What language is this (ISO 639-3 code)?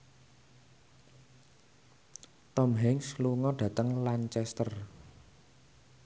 jav